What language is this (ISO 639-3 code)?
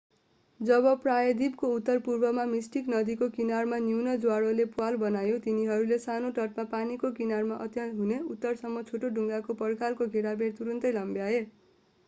nep